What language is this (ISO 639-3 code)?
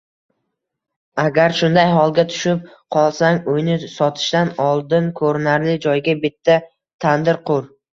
uzb